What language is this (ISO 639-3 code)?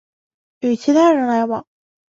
zho